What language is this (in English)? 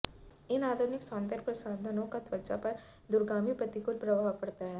Hindi